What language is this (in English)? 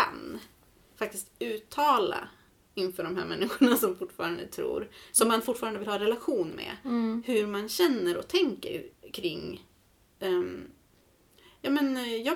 Swedish